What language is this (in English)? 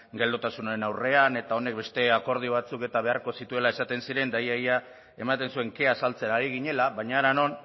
Basque